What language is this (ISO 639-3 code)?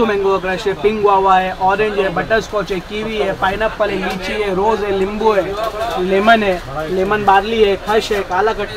hin